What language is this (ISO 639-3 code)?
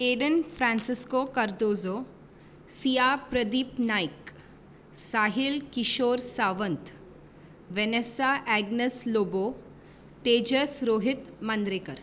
kok